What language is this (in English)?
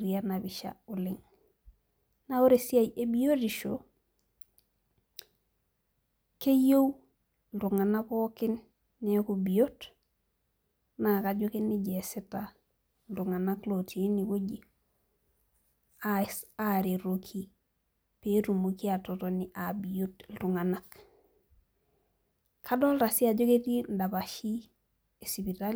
Masai